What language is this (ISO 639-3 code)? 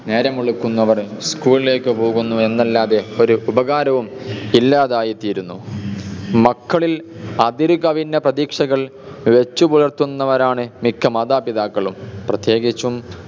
mal